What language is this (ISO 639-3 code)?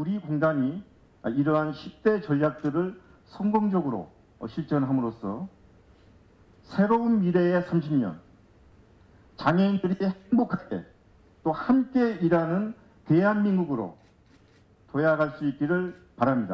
kor